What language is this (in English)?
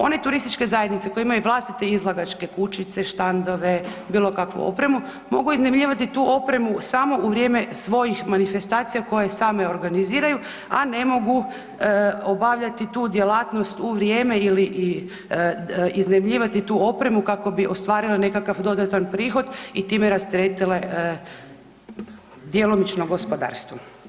Croatian